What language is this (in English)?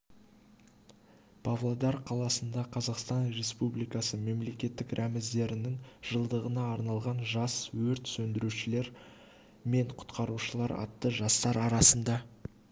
Kazakh